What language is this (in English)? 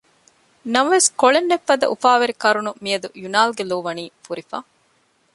Divehi